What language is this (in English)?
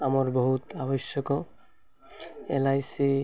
Odia